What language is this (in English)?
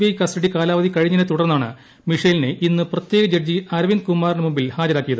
Malayalam